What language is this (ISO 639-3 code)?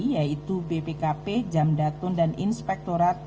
ind